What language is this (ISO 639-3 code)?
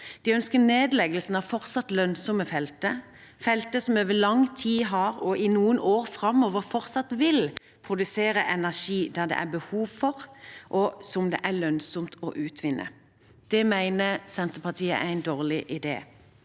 nor